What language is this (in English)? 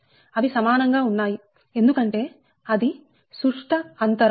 Telugu